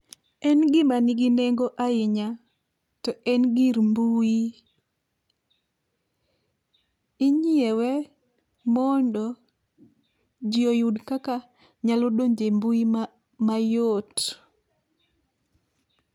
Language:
Luo (Kenya and Tanzania)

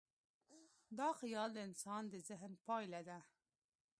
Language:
Pashto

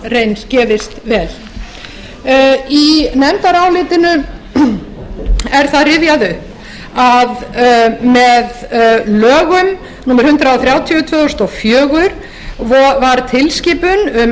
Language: Icelandic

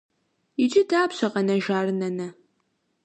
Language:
Kabardian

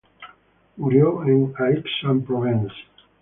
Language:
Spanish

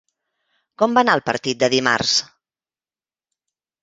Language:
Catalan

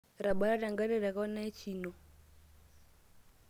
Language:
Masai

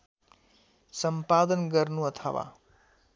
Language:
Nepali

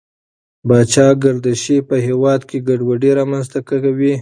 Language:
Pashto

